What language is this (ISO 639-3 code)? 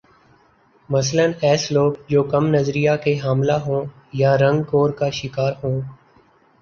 urd